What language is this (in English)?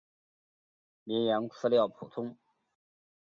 Chinese